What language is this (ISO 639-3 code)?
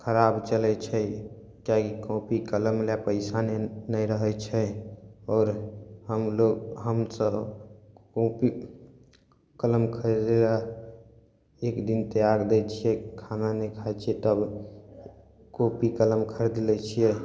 mai